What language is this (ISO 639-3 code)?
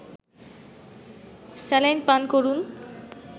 ben